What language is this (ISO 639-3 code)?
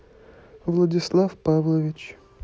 rus